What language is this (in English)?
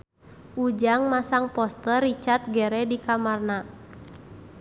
Sundanese